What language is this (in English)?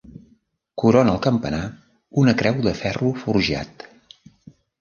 Catalan